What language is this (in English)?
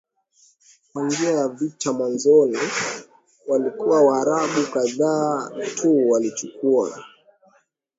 Swahili